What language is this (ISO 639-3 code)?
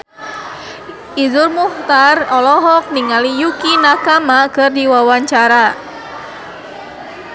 sun